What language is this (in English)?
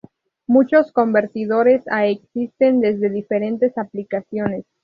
Spanish